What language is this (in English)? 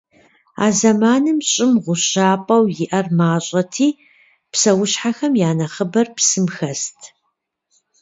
Kabardian